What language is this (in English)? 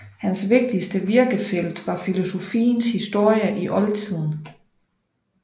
Danish